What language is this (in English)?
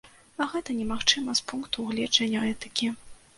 Belarusian